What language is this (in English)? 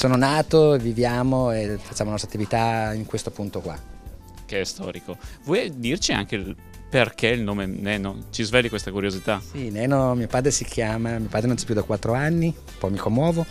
Italian